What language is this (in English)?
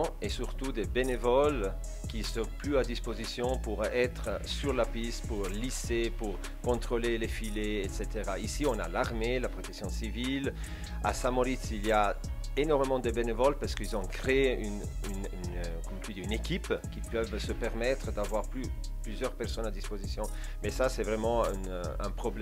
French